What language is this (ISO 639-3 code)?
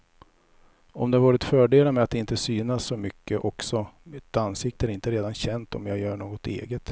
swe